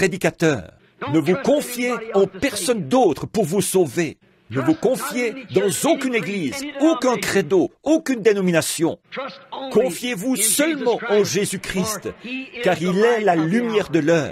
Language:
French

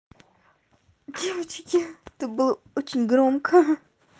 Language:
Russian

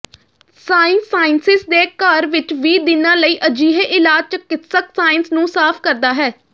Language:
Punjabi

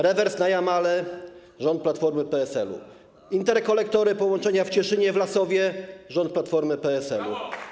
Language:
Polish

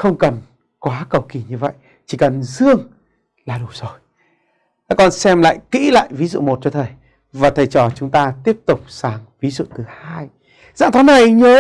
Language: Vietnamese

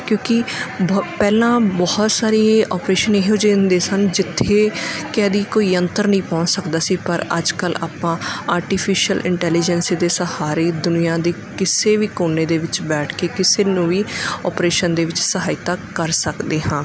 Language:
Punjabi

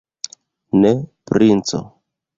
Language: Esperanto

